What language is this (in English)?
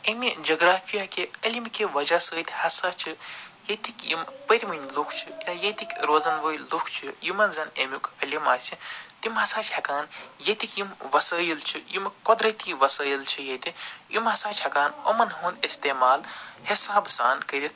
Kashmiri